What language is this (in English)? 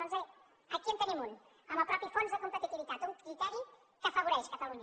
Catalan